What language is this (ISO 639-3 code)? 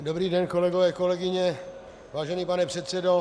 ces